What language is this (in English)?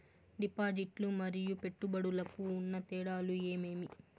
Telugu